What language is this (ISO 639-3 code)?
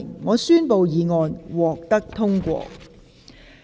yue